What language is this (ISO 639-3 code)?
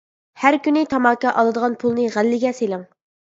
uig